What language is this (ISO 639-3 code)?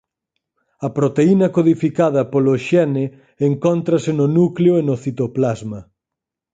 glg